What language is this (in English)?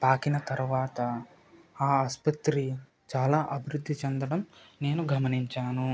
Telugu